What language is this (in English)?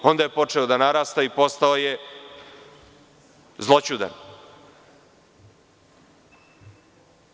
Serbian